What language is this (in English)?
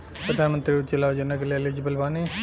Bhojpuri